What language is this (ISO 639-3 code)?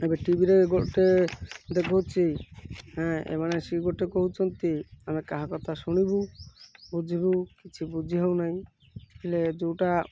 ori